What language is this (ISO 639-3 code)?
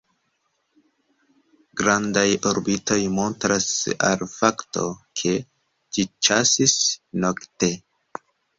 epo